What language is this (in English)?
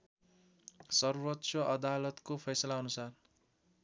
Nepali